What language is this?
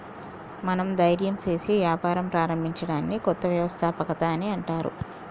Telugu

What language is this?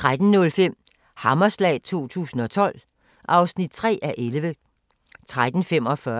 Danish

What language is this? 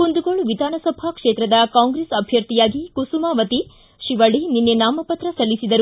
Kannada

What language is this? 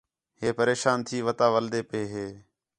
Khetrani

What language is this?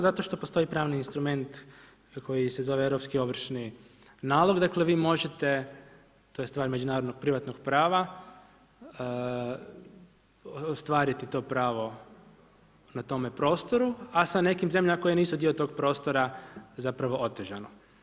Croatian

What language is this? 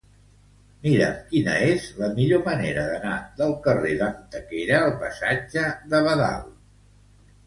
Catalan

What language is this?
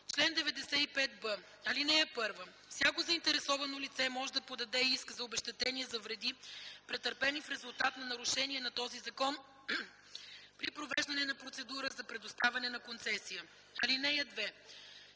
Bulgarian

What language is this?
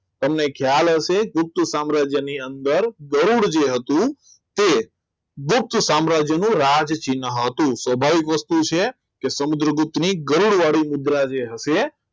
Gujarati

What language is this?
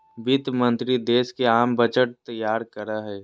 Magahi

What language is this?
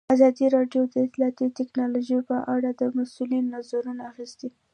Pashto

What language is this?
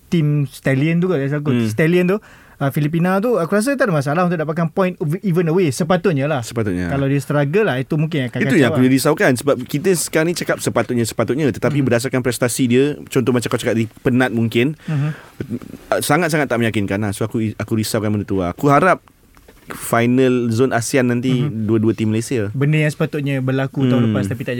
Malay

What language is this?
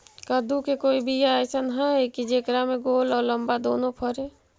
Magahi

